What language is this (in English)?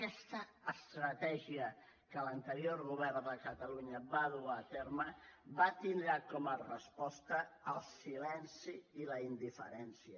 Catalan